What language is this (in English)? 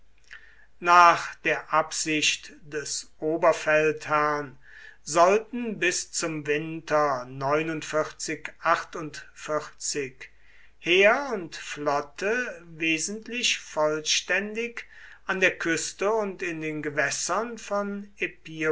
German